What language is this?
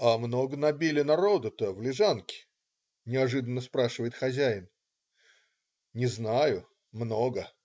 Russian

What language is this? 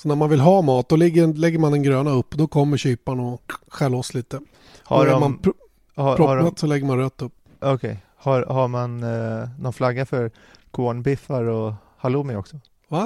Swedish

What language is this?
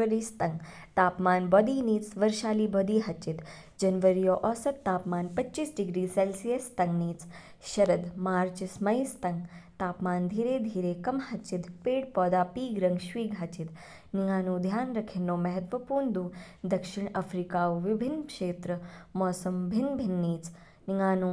Kinnauri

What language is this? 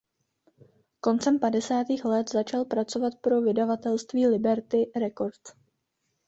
Czech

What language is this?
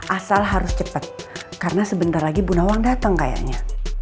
Indonesian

